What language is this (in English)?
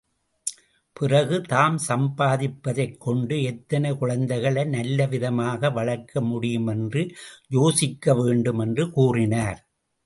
Tamil